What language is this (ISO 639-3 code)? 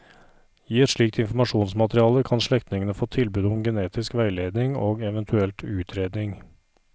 nor